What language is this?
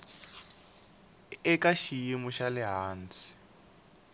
Tsonga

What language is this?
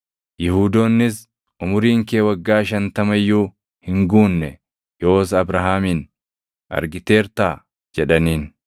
Oromo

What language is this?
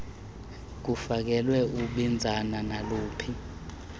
Xhosa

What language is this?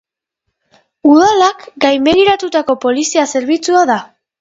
Basque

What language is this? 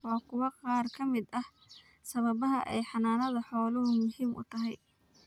Somali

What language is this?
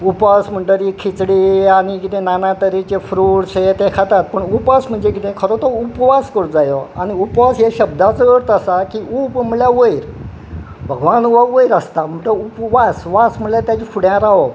Konkani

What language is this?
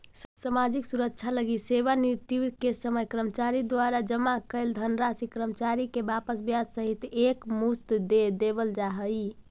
Magahi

